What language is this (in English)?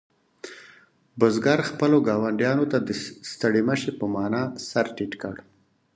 Pashto